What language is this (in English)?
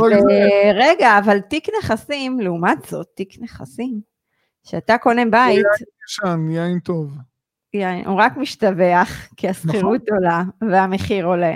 Hebrew